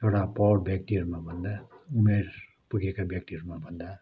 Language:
Nepali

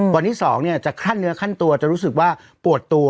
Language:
Thai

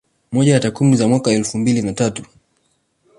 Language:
Swahili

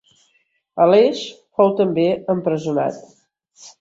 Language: Catalan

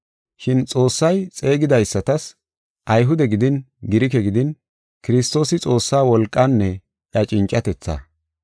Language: Gofa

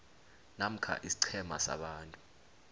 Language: South Ndebele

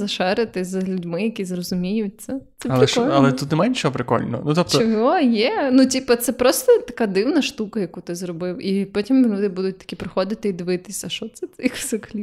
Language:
Ukrainian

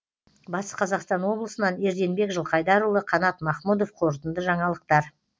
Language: Kazakh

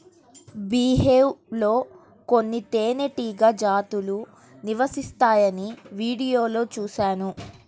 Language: Telugu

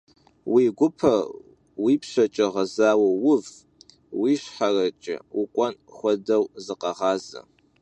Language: Kabardian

